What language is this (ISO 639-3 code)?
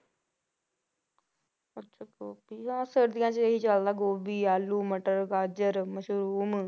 pan